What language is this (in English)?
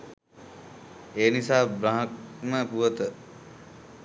Sinhala